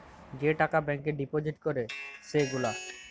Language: Bangla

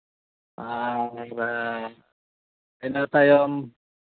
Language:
Santali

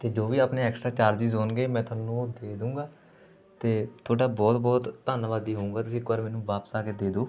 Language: Punjabi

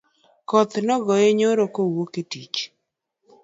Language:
Luo (Kenya and Tanzania)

